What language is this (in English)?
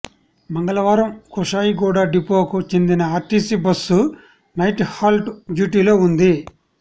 Telugu